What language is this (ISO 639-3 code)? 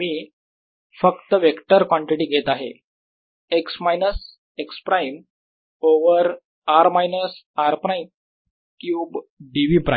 mar